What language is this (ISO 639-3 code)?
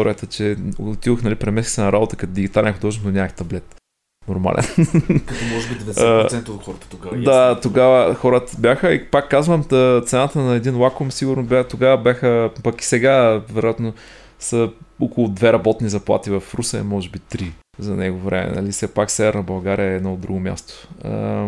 bul